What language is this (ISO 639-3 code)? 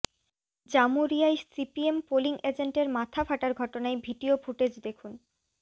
ben